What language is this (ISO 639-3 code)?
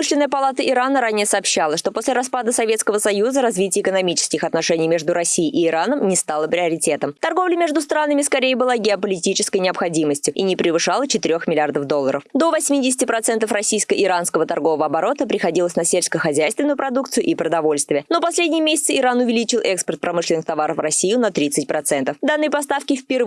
rus